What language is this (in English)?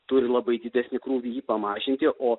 Lithuanian